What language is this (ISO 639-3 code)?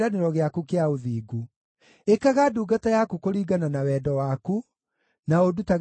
kik